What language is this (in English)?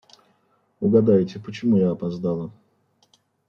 Russian